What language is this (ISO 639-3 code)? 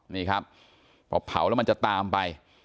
tha